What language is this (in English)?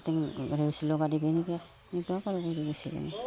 Assamese